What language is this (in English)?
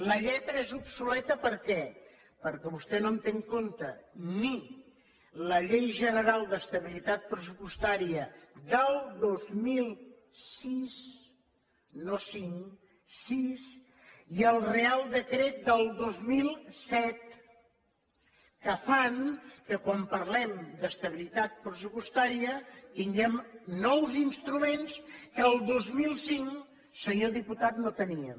Catalan